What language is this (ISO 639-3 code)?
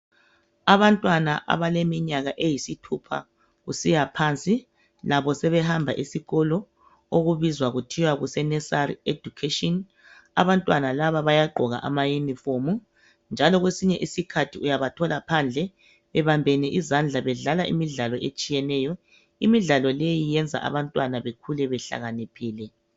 nde